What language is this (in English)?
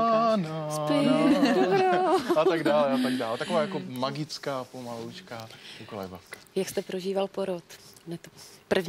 Czech